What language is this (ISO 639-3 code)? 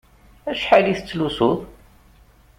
kab